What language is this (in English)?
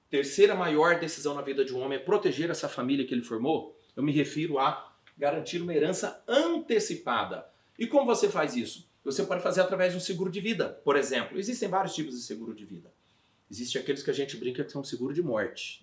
Portuguese